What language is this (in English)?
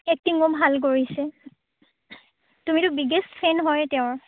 Assamese